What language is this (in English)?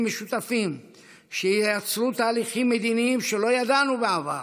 Hebrew